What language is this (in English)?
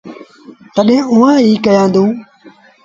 Sindhi Bhil